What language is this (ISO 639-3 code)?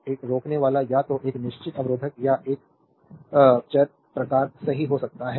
hin